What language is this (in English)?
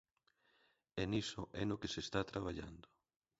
Galician